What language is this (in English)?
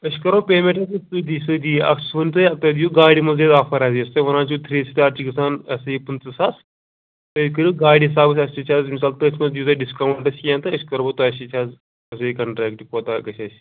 Kashmiri